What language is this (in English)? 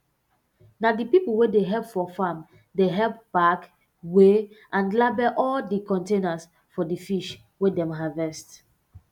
Nigerian Pidgin